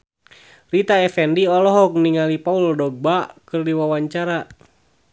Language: Sundanese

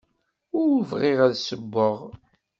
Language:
Kabyle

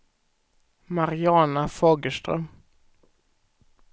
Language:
Swedish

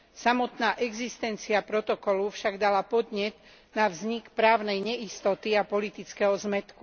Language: Slovak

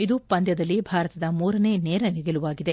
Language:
Kannada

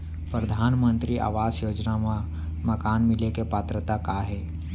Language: Chhattisgarhi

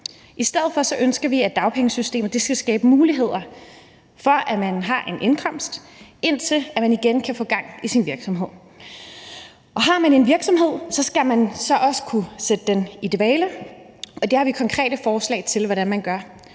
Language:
Danish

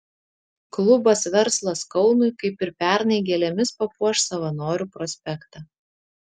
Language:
Lithuanian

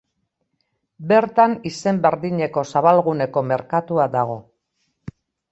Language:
Basque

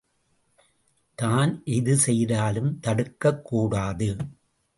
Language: Tamil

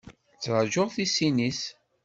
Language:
Kabyle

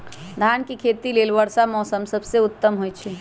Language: Magahi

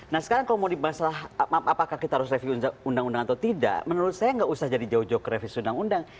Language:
Indonesian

